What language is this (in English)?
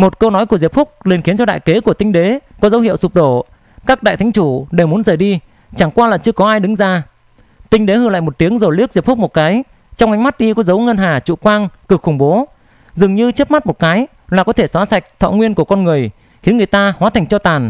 Vietnamese